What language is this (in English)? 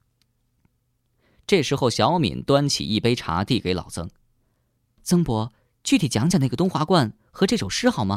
Chinese